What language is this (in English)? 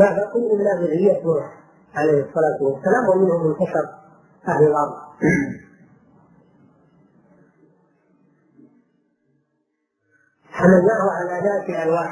Arabic